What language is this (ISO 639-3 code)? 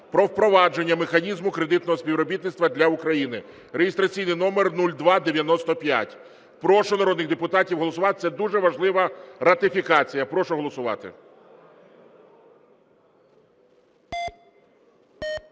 ukr